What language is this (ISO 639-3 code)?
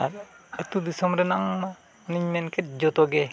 sat